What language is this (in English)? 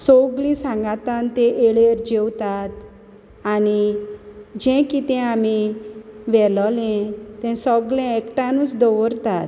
Konkani